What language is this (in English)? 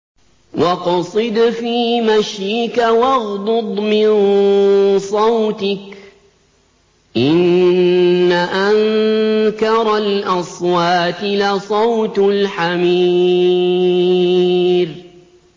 Arabic